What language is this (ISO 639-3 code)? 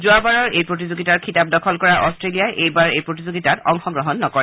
asm